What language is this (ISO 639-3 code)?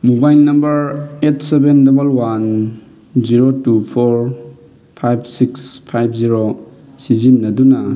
mni